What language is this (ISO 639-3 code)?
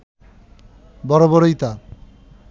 ben